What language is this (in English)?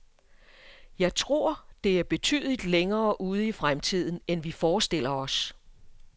Danish